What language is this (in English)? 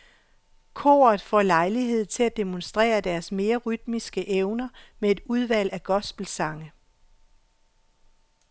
Danish